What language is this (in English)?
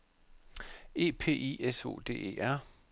Danish